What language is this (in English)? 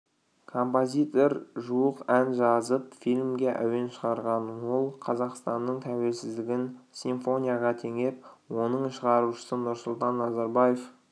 Kazakh